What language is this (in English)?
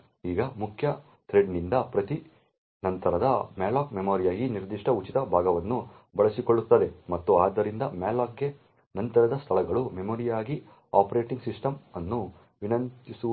Kannada